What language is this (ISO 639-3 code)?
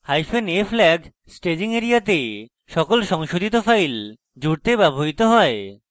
ben